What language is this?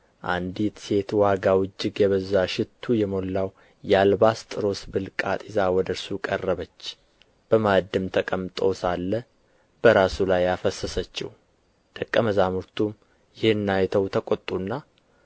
Amharic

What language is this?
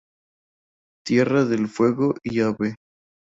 Spanish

